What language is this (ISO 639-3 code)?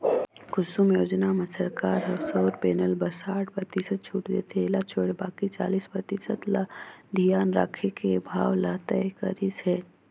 hne